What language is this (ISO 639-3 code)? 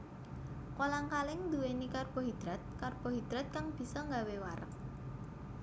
jav